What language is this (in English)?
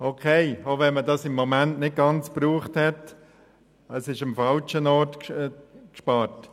Swiss German